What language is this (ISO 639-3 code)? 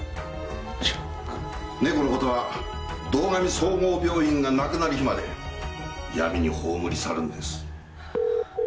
jpn